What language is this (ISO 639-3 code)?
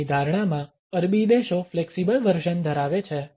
guj